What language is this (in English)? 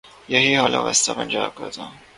Urdu